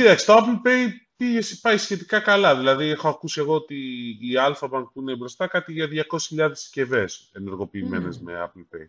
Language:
Greek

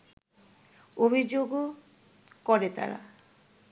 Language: Bangla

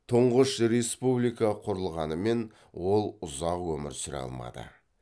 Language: Kazakh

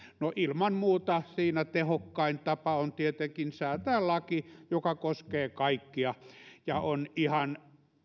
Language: Finnish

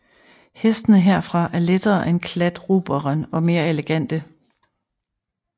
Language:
Danish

